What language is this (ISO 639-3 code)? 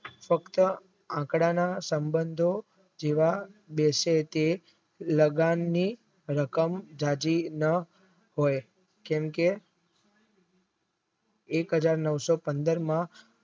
guj